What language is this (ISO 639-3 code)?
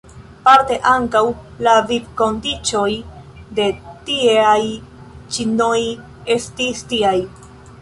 epo